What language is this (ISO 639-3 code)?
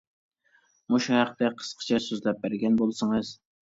uig